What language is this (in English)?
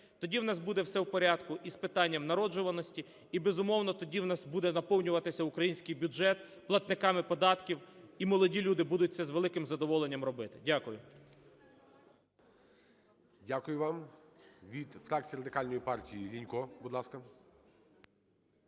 Ukrainian